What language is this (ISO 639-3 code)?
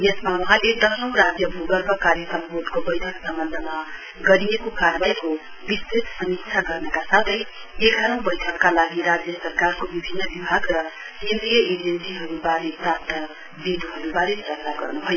nep